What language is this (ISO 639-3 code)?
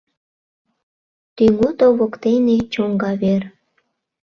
chm